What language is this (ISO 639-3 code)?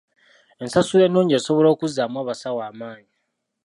lug